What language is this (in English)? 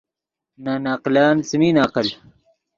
Yidgha